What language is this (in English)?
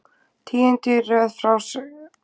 Icelandic